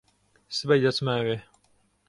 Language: Central Kurdish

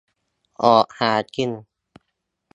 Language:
Thai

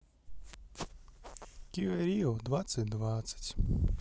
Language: Russian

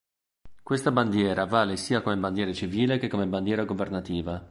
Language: Italian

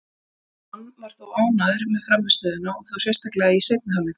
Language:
Icelandic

